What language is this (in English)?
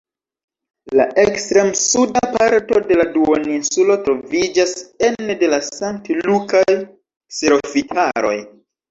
Esperanto